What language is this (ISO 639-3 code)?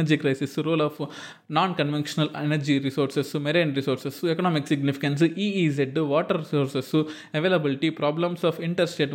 tel